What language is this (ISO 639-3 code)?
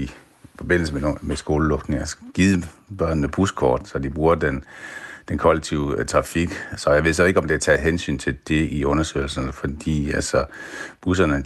dan